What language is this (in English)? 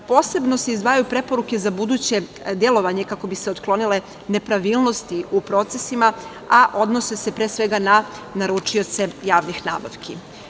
Serbian